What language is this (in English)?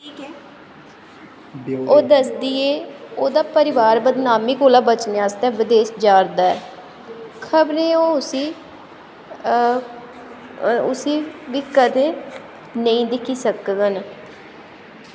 Dogri